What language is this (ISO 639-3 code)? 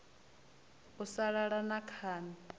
ven